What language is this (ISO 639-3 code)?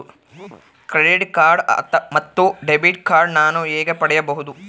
kan